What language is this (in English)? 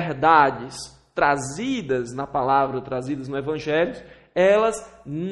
Portuguese